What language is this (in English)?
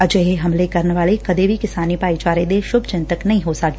Punjabi